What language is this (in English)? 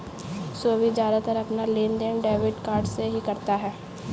Hindi